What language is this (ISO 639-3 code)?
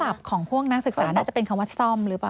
tha